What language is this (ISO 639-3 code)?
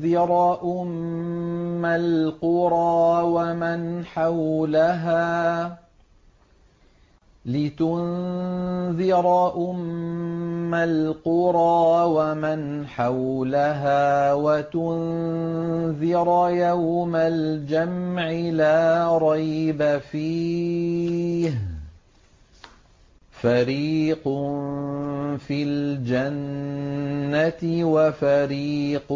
ara